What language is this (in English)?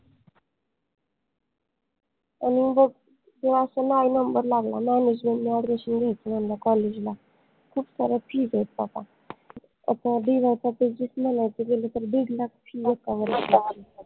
Marathi